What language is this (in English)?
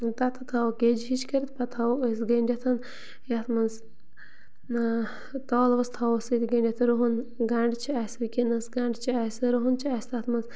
Kashmiri